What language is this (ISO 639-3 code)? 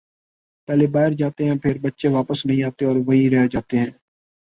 urd